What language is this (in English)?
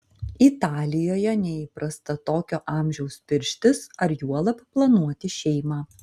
Lithuanian